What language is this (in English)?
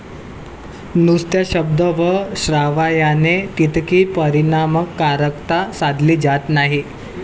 Marathi